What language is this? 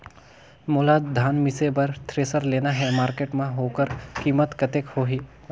Chhattisgarhi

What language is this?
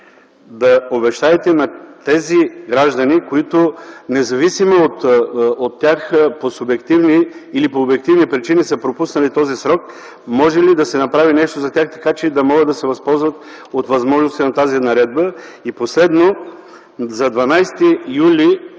Bulgarian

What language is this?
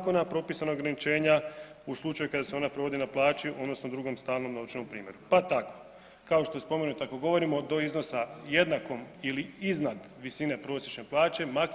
Croatian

